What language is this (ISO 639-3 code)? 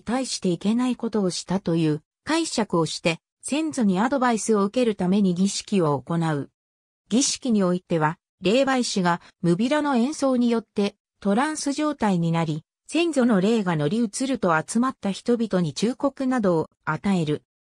jpn